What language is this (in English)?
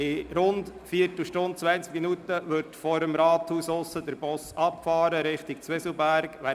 Swiss German